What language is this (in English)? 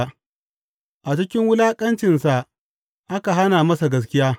Hausa